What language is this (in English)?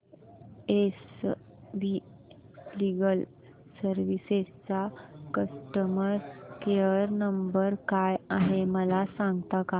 Marathi